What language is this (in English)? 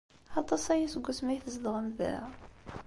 Kabyle